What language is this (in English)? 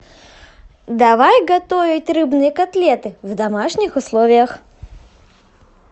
Russian